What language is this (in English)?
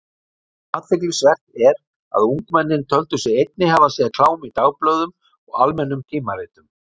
Icelandic